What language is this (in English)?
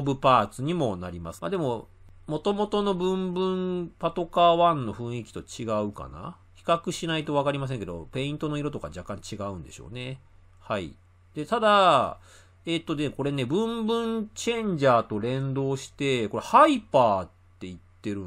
Japanese